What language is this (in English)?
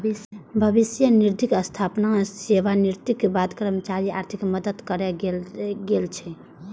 Maithili